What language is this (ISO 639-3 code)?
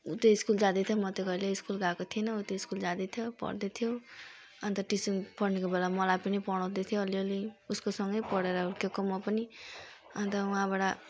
nep